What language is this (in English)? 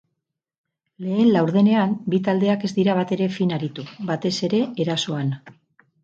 Basque